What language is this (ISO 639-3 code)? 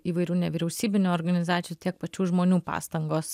lit